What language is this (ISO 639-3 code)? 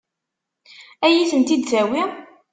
kab